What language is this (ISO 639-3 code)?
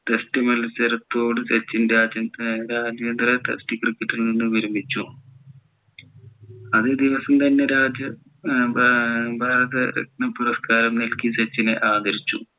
mal